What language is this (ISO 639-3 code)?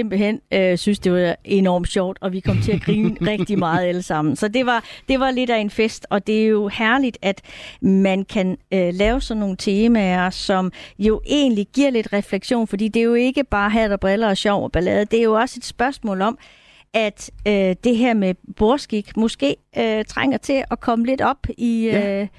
dan